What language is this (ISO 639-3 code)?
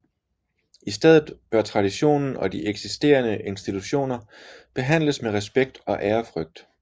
dan